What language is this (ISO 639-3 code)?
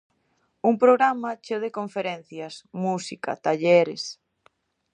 glg